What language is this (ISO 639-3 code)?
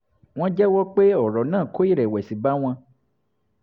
yor